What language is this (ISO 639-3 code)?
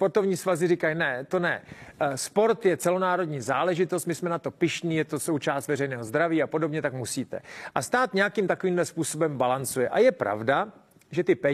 ces